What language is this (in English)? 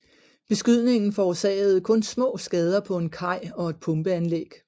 Danish